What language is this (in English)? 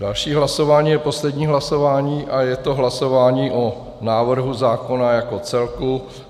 Czech